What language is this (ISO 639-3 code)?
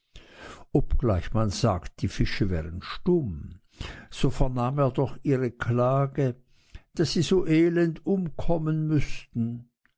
deu